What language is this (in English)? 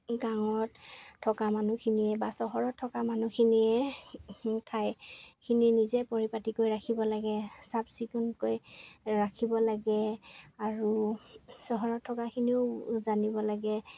Assamese